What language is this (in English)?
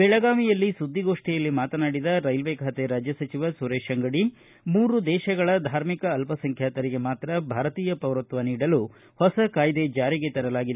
Kannada